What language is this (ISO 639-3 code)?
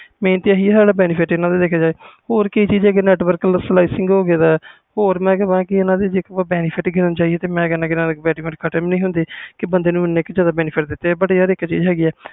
pan